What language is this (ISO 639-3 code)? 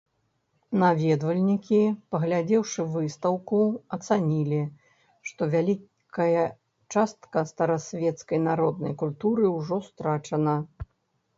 bel